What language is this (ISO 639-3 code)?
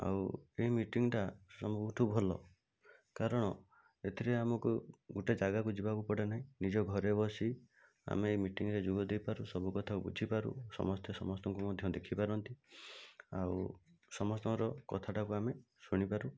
ori